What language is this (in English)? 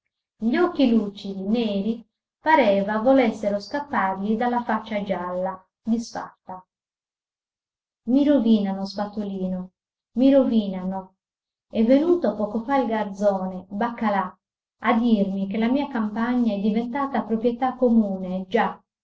Italian